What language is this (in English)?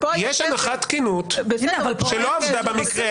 Hebrew